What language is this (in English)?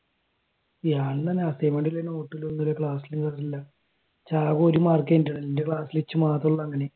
Malayalam